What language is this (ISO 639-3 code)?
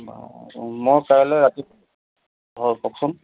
asm